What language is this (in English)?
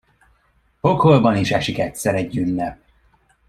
Hungarian